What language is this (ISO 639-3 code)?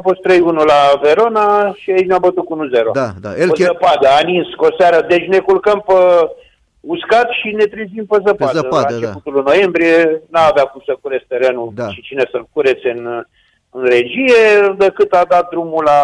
ron